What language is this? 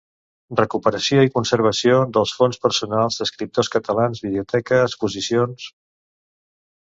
Catalan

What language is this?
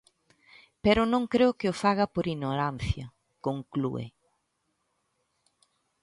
Galician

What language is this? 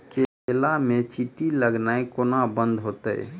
Maithili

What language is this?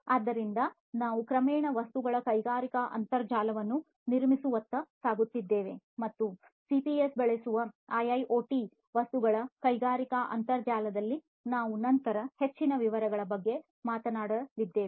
Kannada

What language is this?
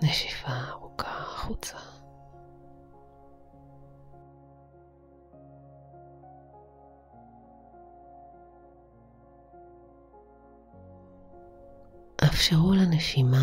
Hebrew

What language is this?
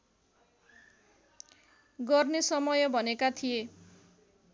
Nepali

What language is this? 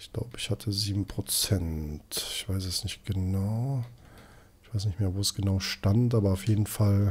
German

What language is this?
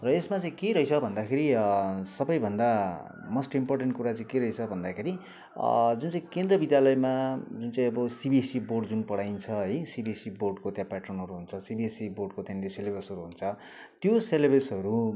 Nepali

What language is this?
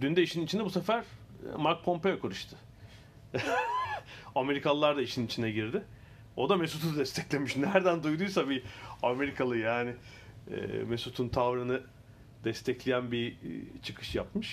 Turkish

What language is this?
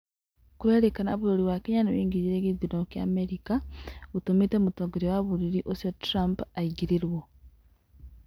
Kikuyu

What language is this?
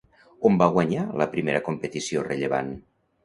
Catalan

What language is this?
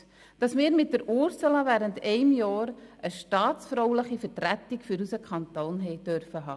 Swiss German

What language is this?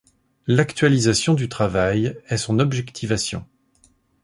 French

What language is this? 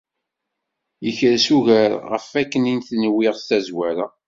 Kabyle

